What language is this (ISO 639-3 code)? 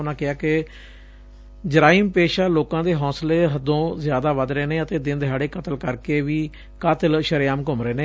pan